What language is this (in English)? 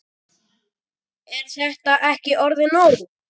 Icelandic